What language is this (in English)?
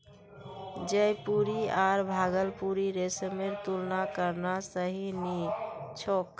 Magahi